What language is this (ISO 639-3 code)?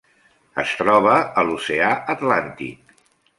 cat